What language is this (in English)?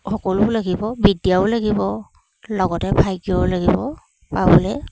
Assamese